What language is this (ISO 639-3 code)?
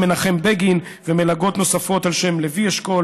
heb